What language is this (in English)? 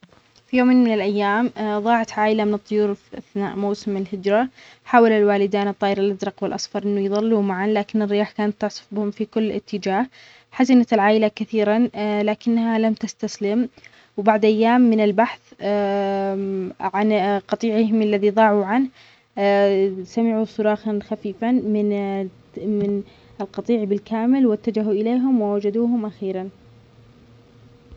Omani Arabic